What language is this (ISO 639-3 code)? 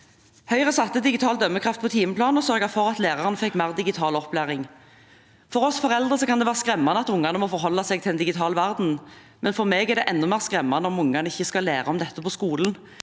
nor